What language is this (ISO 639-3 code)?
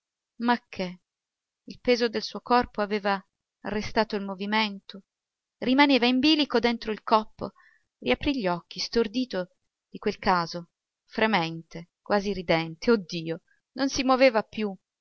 ita